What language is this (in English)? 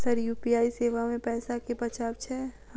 Maithili